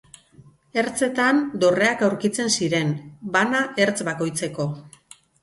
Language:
Basque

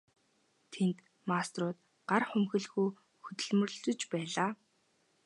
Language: Mongolian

